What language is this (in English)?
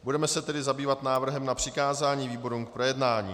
Czech